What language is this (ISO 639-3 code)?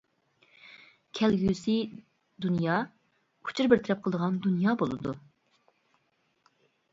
uig